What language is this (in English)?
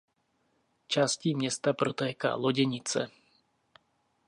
Czech